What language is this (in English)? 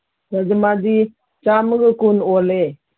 Manipuri